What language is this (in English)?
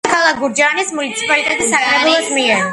Georgian